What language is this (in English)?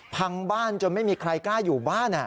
Thai